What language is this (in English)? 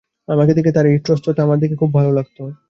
Bangla